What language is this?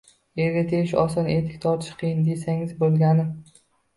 Uzbek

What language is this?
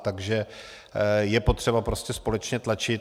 Czech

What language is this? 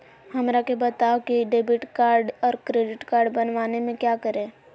Magahi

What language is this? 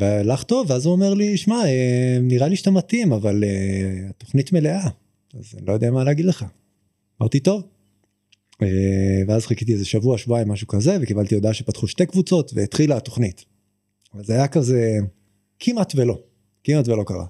Hebrew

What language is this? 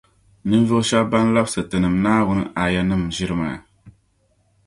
Dagbani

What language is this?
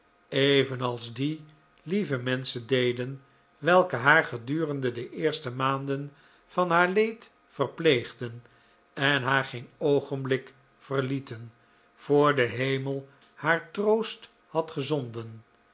Dutch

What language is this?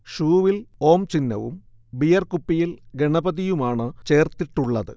Malayalam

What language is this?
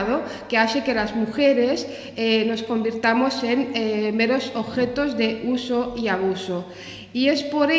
Spanish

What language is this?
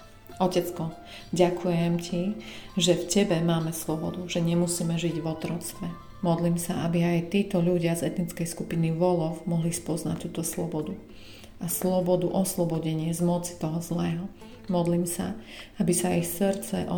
Slovak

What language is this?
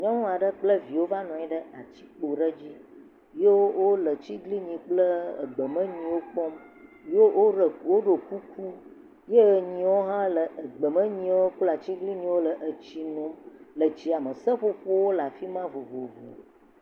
Ewe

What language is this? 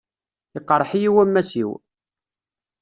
Kabyle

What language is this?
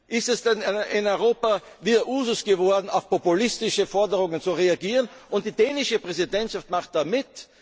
German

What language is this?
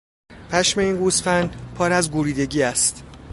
Persian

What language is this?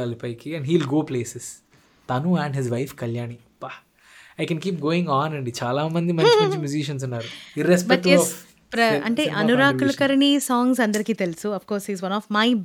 Telugu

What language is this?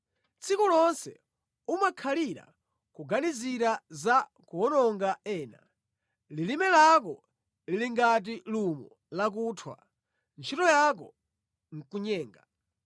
Nyanja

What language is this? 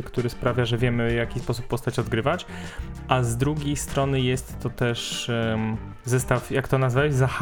Polish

